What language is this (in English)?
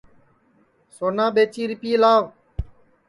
Sansi